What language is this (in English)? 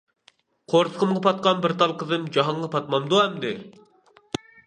Uyghur